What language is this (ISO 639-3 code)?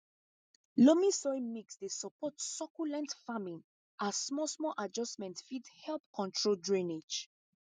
pcm